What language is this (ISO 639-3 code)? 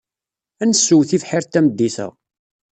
kab